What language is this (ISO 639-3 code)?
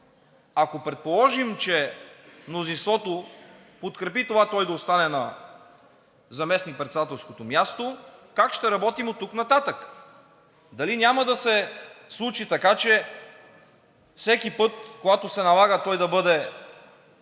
bul